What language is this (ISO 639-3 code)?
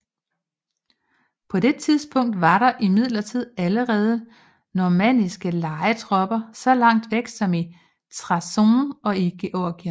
dan